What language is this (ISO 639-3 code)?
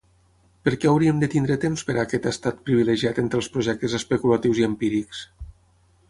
cat